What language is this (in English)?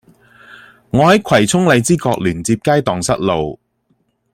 Cantonese